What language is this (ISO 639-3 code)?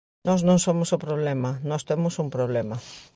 glg